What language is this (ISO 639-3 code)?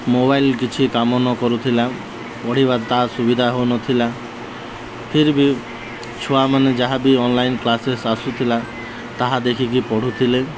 ori